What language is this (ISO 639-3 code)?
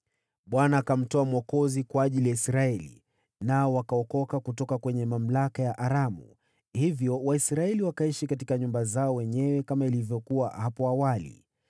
swa